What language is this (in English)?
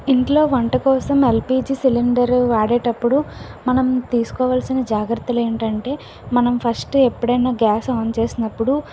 Telugu